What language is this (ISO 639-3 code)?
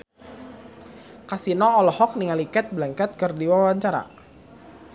sun